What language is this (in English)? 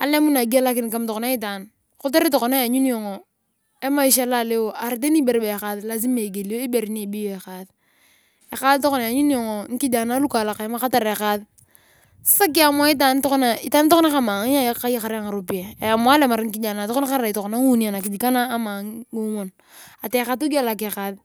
Turkana